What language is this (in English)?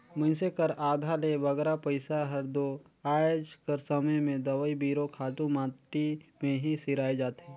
Chhattisgarhi